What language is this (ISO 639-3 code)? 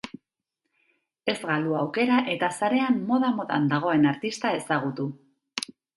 eus